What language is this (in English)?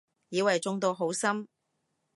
Cantonese